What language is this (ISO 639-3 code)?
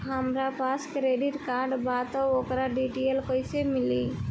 bho